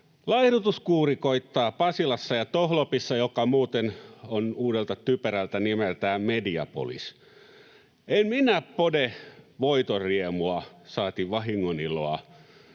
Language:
Finnish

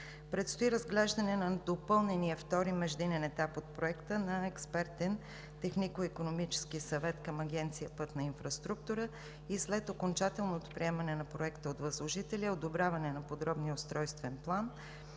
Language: Bulgarian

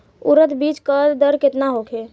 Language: Bhojpuri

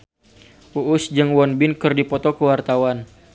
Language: Sundanese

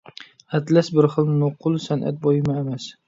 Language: Uyghur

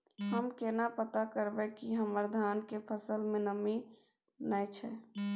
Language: Maithili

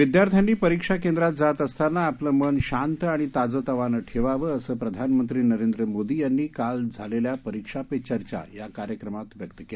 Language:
Marathi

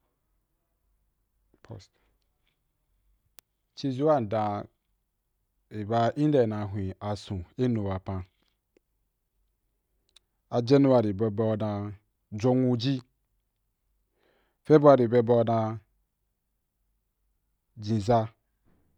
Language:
Wapan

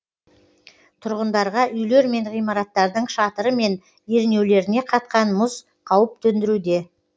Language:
Kazakh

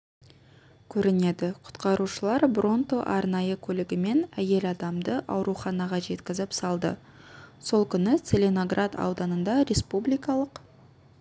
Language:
Kazakh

